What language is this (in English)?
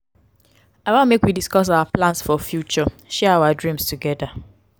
Nigerian Pidgin